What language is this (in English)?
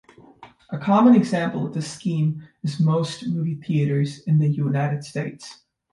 English